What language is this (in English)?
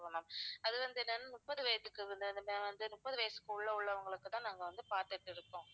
Tamil